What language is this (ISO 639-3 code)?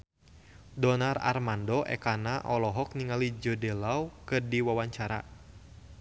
sun